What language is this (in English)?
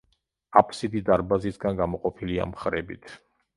Georgian